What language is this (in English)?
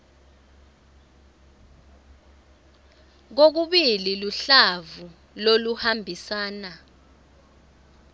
Swati